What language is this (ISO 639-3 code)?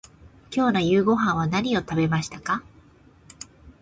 jpn